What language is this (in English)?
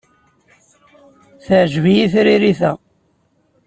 Kabyle